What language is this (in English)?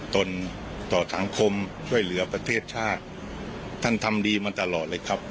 Thai